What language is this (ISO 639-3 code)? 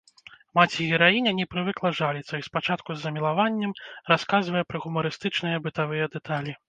bel